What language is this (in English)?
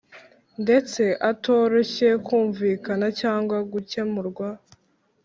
Kinyarwanda